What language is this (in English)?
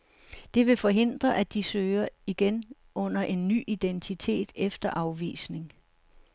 Danish